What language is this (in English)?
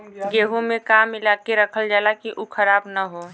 Bhojpuri